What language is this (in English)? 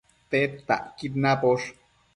Matsés